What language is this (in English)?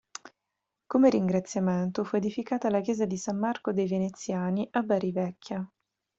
Italian